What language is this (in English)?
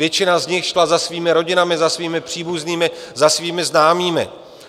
Czech